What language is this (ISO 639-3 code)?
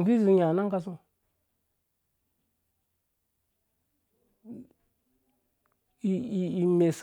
ldb